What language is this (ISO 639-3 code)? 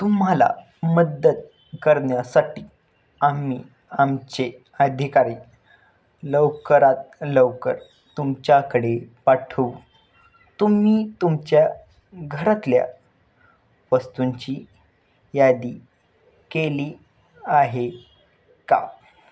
mar